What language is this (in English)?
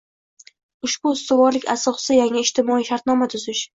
Uzbek